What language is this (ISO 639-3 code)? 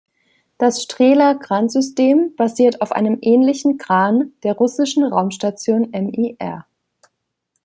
deu